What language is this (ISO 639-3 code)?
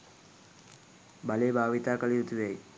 sin